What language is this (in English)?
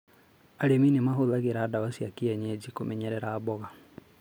Kikuyu